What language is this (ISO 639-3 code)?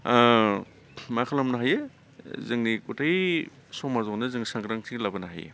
brx